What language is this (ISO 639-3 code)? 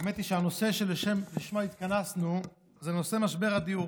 heb